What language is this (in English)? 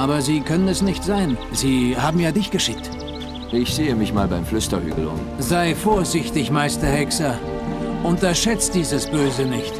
German